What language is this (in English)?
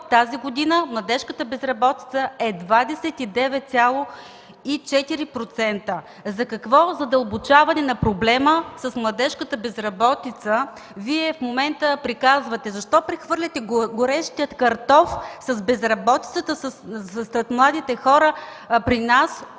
Bulgarian